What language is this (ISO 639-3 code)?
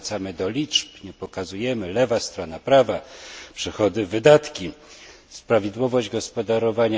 pol